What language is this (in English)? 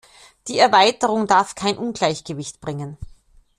German